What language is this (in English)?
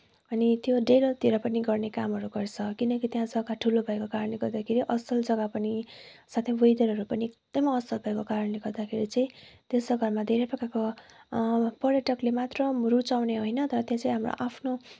Nepali